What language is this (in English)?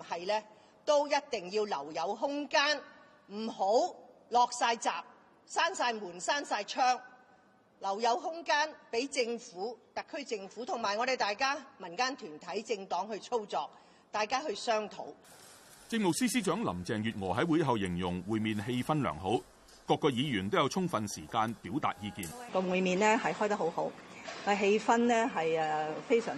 Chinese